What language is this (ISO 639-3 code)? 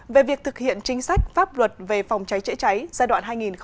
vie